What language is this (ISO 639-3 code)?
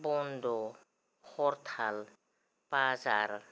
brx